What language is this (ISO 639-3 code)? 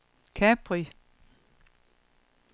dan